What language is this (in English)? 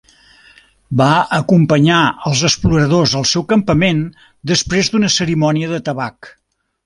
Catalan